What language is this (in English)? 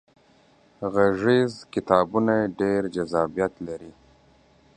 Pashto